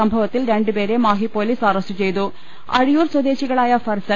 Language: Malayalam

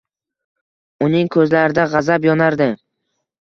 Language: Uzbek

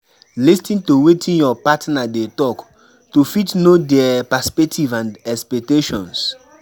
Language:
Nigerian Pidgin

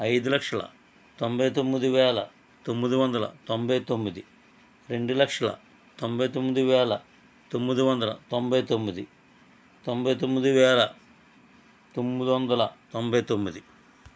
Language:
Telugu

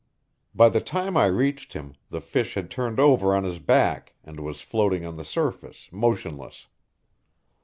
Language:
English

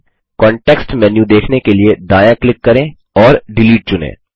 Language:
Hindi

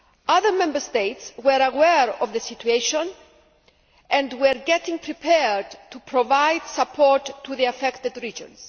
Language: English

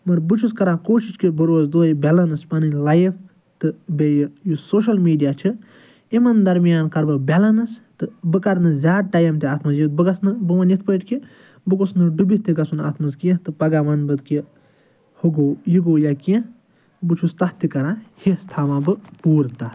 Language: Kashmiri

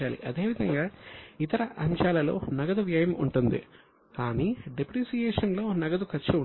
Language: Telugu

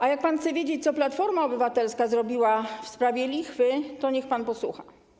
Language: Polish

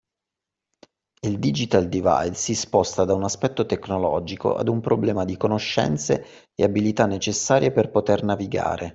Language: Italian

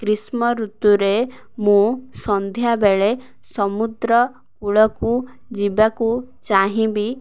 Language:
Odia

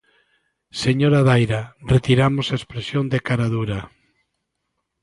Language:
Galician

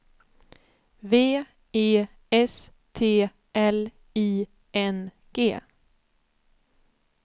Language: Swedish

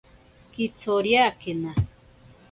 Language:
Ashéninka Perené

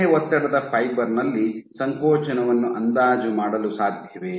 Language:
Kannada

